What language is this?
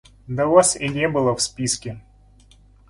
Russian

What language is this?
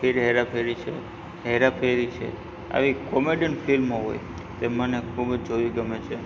Gujarati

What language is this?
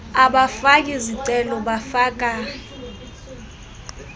Xhosa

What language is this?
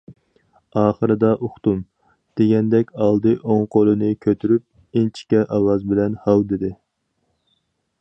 Uyghur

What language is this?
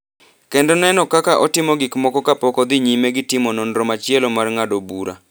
Luo (Kenya and Tanzania)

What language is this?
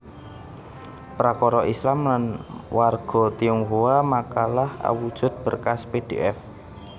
Javanese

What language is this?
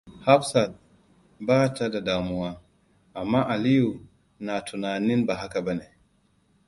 Hausa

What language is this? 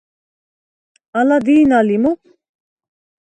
Svan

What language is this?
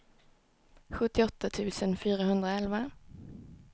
Swedish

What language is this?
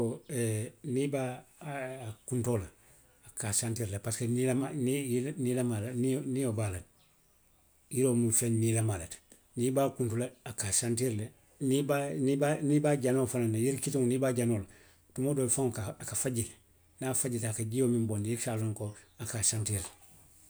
Western Maninkakan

